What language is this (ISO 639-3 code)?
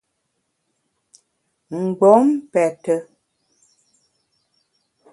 bax